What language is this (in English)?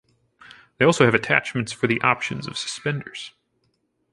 English